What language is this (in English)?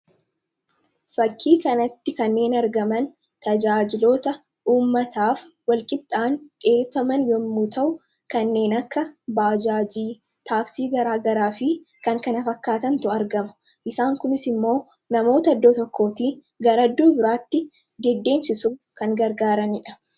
Oromo